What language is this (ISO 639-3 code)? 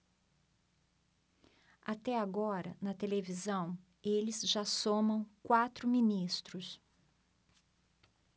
por